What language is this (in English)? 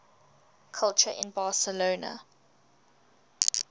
English